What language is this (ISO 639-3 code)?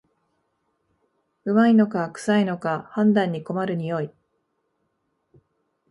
jpn